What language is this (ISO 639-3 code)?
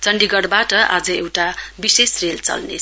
nep